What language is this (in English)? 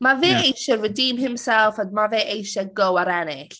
Welsh